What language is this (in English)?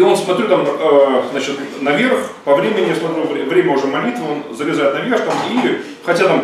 Russian